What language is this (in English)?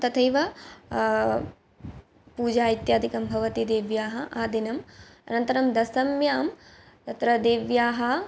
Sanskrit